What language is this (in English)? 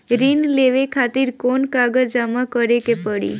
Bhojpuri